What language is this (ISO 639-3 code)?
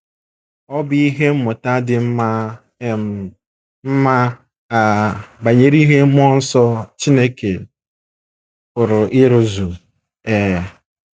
ibo